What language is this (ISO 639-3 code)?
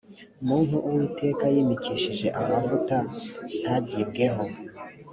kin